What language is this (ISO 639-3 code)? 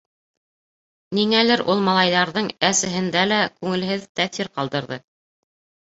bak